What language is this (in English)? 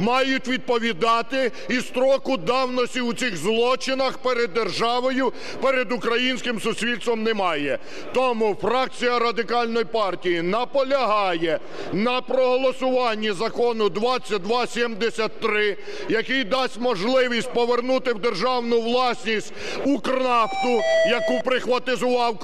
Ukrainian